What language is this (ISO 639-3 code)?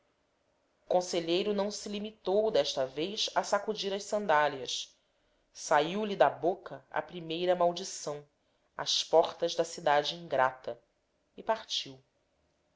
por